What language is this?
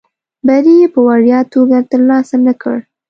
Pashto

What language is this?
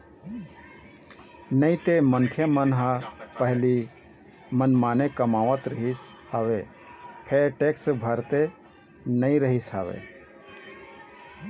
Chhattisgarhi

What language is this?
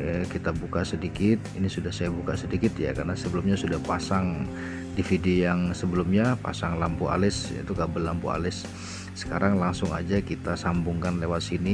Indonesian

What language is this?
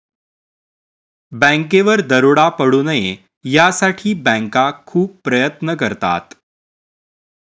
Marathi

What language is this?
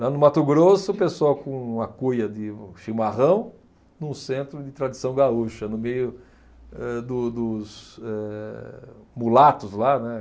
Portuguese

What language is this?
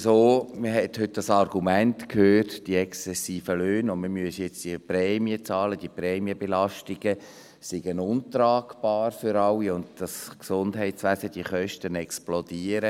Swiss German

